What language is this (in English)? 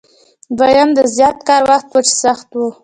Pashto